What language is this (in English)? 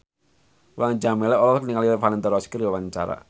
Sundanese